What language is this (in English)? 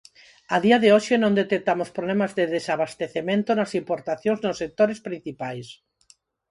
Galician